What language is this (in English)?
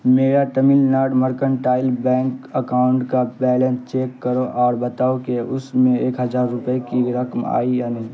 Urdu